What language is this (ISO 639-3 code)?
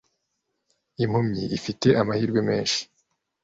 kin